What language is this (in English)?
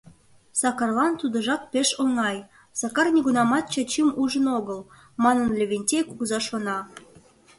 Mari